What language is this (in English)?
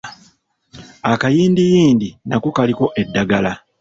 Ganda